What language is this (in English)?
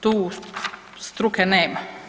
Croatian